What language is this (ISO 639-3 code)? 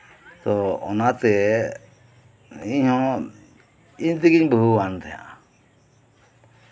sat